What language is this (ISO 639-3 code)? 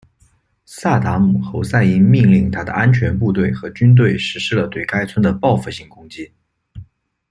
zho